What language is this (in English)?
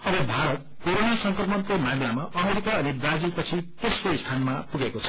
Nepali